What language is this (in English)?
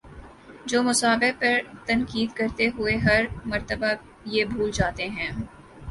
Urdu